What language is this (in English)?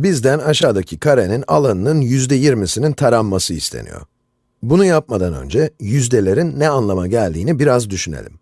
Turkish